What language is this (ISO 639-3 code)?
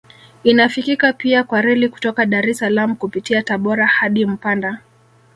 swa